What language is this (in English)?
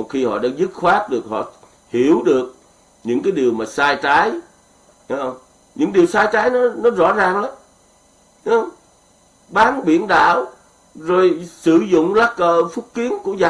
Vietnamese